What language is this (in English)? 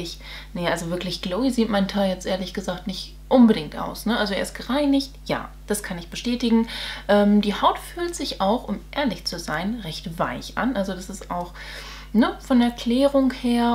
German